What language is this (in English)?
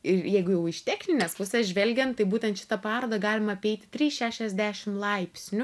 Lithuanian